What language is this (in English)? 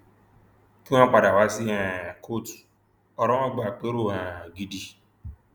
Yoruba